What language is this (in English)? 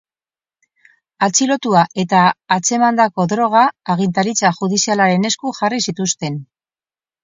Basque